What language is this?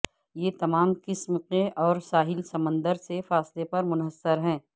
Urdu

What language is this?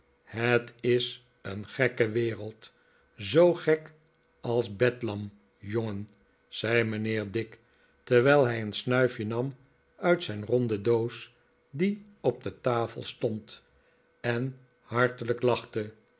Dutch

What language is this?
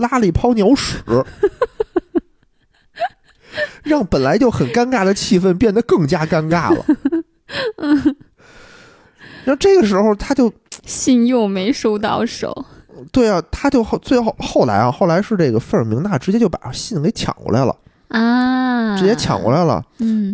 Chinese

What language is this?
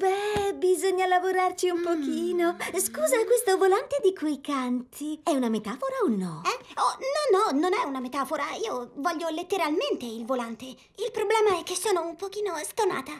Italian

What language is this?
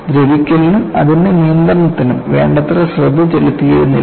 Malayalam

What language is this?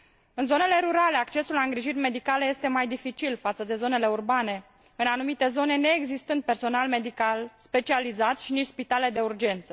Romanian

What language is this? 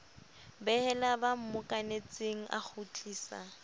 Southern Sotho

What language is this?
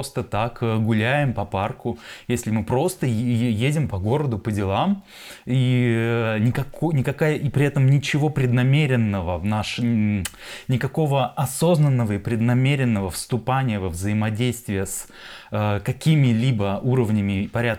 Russian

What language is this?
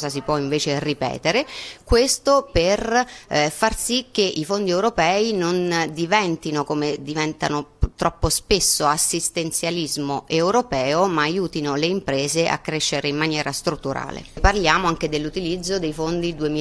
Italian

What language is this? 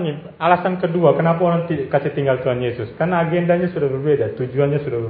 Indonesian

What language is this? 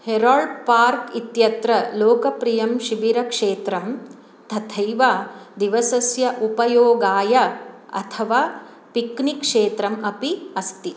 Sanskrit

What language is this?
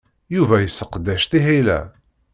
Kabyle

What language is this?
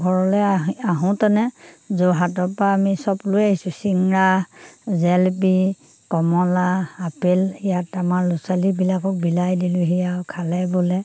Assamese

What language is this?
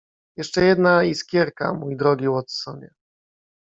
Polish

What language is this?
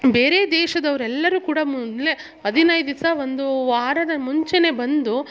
Kannada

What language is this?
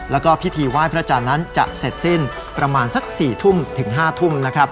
Thai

